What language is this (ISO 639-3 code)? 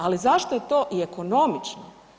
hrv